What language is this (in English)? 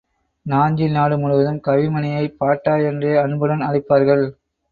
Tamil